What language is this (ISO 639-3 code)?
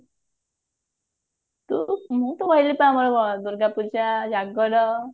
ori